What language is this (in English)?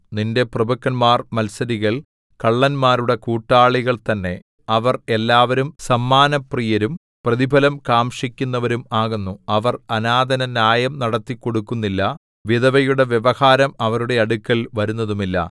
Malayalam